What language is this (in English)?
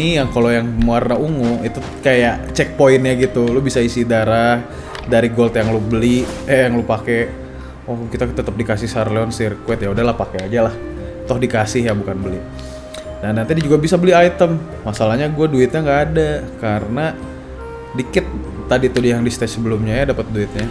Indonesian